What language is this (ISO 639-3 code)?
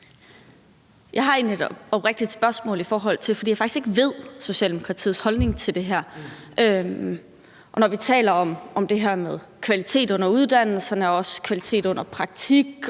dan